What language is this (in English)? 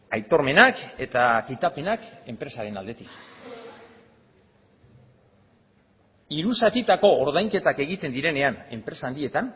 Basque